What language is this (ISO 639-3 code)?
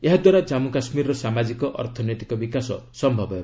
ori